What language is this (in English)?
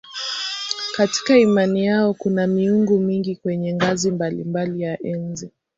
Swahili